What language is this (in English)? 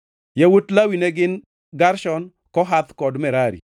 Luo (Kenya and Tanzania)